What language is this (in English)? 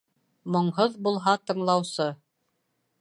Bashkir